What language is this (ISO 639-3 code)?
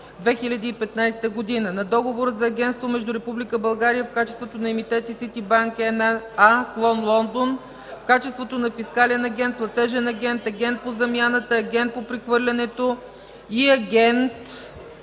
bul